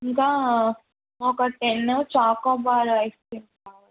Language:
Telugu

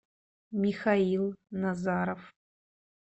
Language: Russian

